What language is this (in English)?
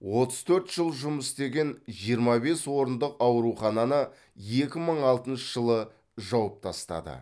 Kazakh